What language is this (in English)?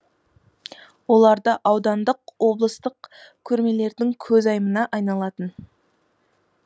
Kazakh